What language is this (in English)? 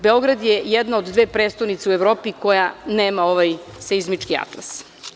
Serbian